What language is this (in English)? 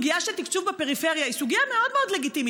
Hebrew